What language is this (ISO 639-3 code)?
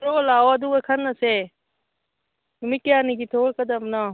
mni